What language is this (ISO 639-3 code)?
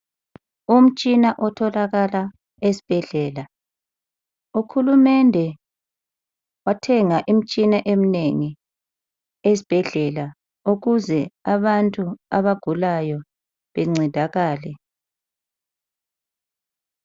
nde